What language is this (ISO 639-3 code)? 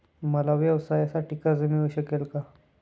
mar